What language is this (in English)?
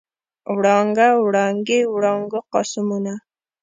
Pashto